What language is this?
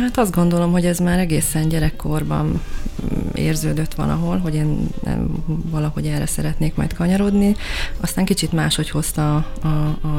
Hungarian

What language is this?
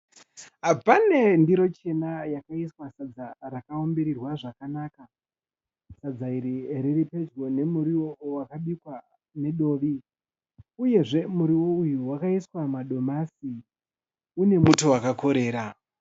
Shona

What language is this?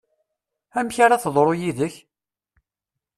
Kabyle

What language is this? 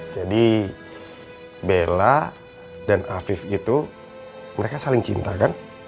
Indonesian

